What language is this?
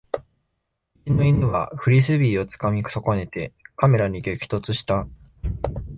Japanese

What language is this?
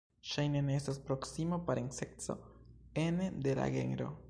Esperanto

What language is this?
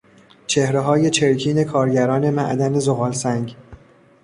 Persian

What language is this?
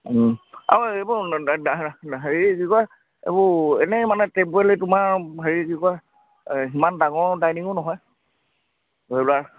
Assamese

